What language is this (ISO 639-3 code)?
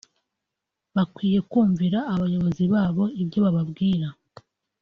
kin